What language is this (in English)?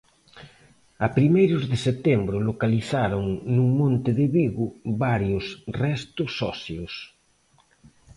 Galician